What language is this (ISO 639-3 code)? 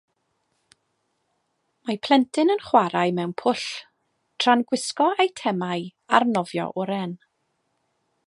cym